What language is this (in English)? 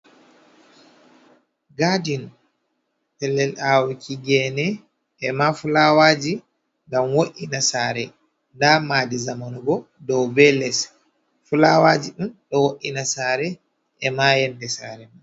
Fula